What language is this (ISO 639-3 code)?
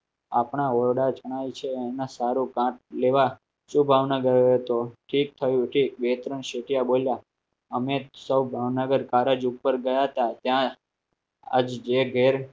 guj